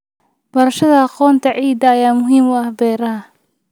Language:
Somali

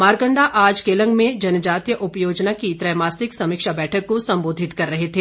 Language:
Hindi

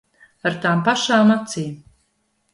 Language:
Latvian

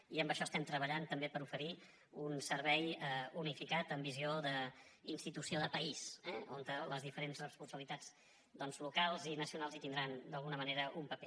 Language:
Catalan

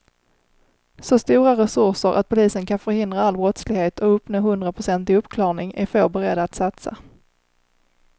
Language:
Swedish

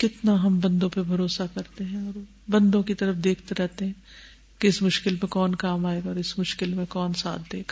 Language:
Urdu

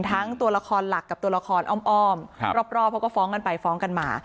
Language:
Thai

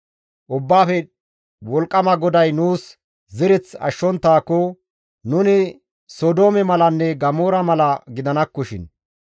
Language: Gamo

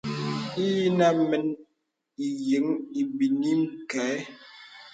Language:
Bebele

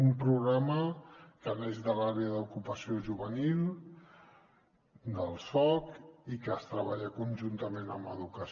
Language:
Catalan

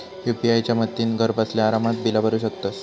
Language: Marathi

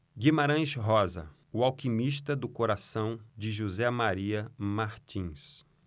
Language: Portuguese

